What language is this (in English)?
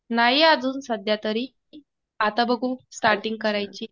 Marathi